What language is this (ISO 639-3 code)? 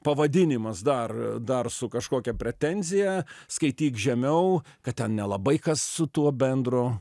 lit